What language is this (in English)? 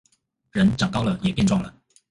Chinese